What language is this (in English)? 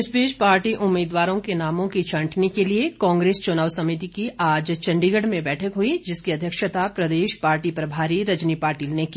Hindi